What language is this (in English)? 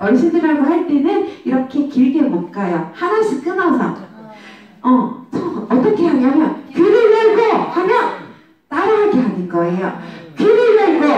Korean